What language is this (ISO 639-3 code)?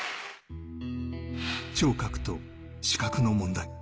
jpn